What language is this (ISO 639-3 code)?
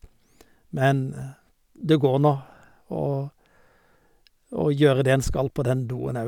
nor